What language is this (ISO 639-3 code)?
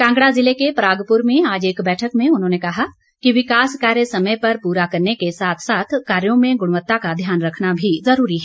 hin